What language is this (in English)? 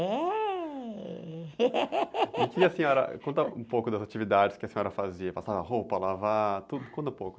Portuguese